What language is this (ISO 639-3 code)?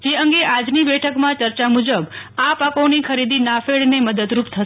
guj